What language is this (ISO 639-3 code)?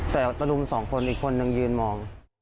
tha